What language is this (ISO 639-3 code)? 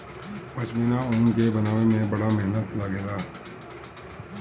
bho